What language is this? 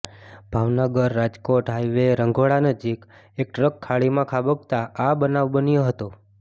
Gujarati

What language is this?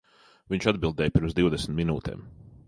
Latvian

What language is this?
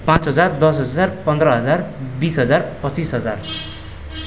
Nepali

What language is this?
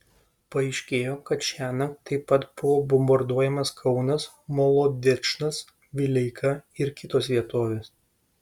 Lithuanian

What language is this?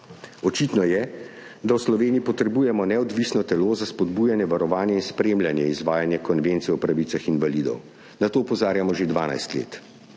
Slovenian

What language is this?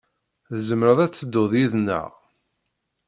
Kabyle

